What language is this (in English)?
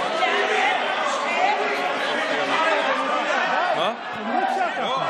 Hebrew